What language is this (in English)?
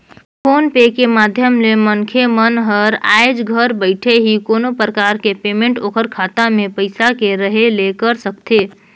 Chhattisgarhi